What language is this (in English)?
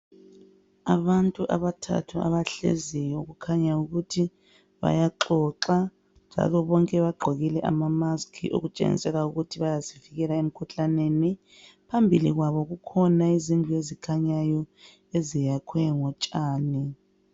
North Ndebele